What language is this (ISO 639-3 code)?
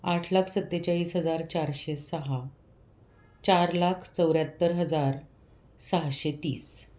mar